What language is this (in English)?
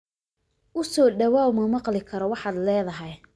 Somali